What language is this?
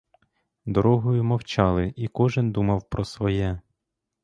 Ukrainian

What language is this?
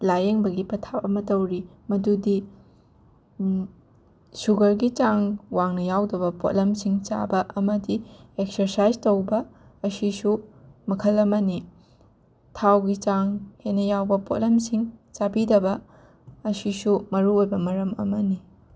Manipuri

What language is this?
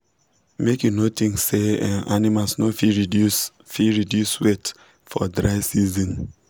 Nigerian Pidgin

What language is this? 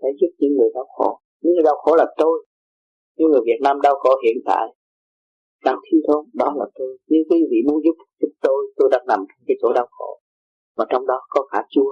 Vietnamese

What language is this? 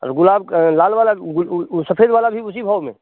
Hindi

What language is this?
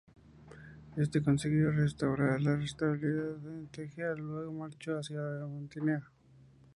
Spanish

